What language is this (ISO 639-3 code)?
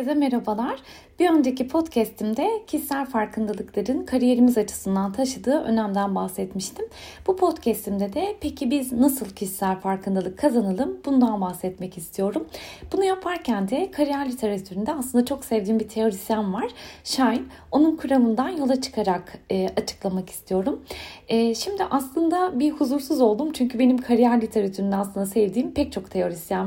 tur